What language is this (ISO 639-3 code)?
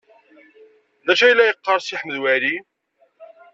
kab